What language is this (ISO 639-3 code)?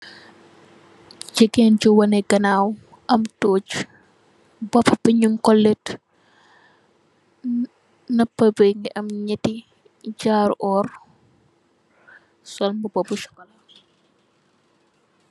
wol